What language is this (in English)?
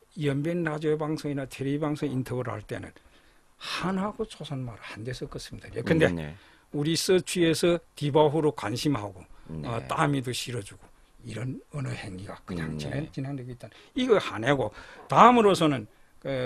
Korean